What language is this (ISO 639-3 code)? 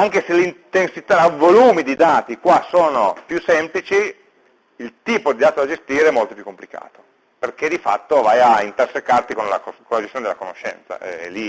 ita